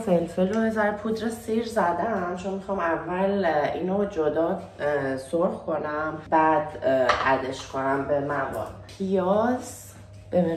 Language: Persian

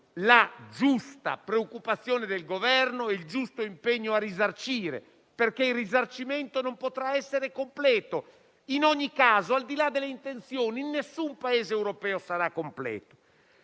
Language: Italian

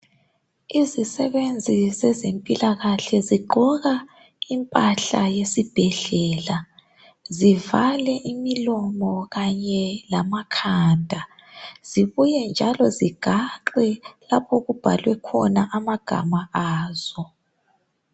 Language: North Ndebele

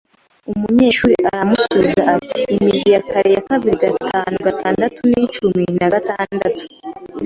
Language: Kinyarwanda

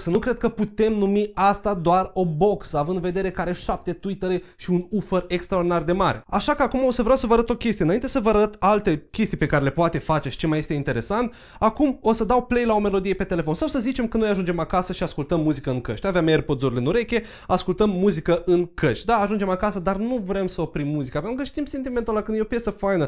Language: Romanian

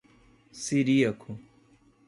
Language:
Portuguese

